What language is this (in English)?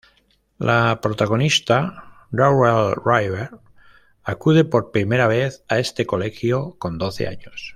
Spanish